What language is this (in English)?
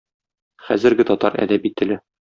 Tatar